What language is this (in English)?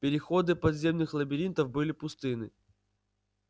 Russian